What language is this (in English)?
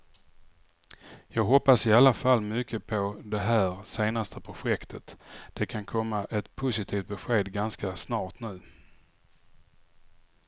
Swedish